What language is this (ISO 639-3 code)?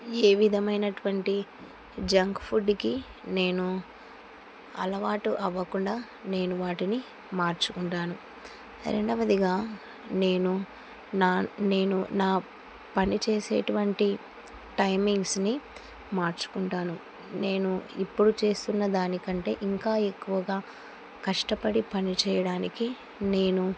tel